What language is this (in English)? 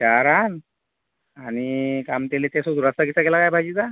Marathi